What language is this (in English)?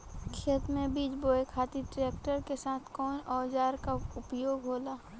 Bhojpuri